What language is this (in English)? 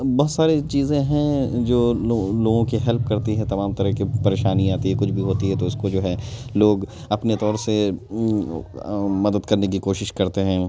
Urdu